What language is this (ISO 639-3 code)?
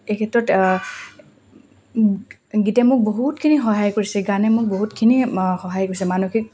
asm